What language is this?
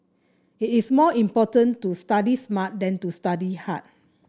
English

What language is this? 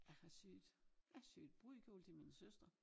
Danish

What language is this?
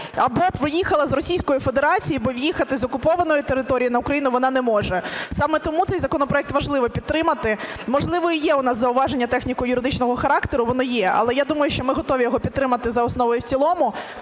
Ukrainian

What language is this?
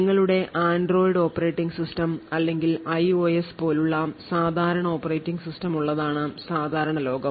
Malayalam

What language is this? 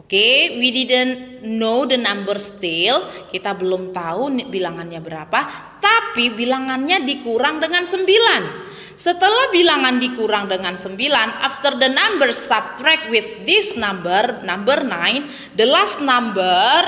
Indonesian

